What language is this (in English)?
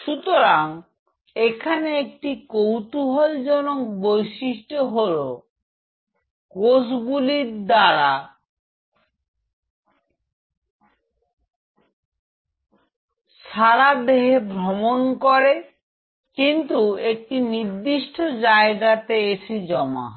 Bangla